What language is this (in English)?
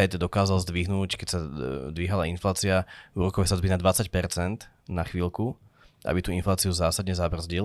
Slovak